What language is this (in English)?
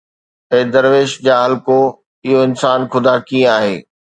Sindhi